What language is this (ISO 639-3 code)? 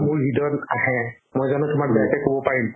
asm